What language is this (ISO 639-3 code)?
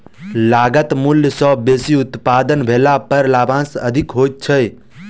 mai